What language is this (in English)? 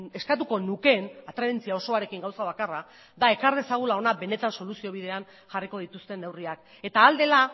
Basque